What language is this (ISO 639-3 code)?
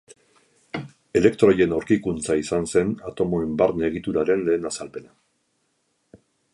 eus